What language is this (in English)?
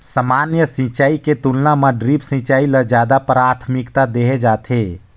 Chhattisgarhi